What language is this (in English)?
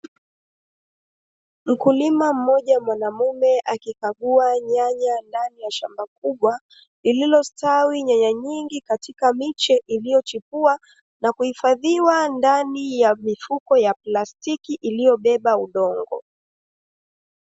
Swahili